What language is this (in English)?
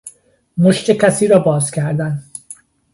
Persian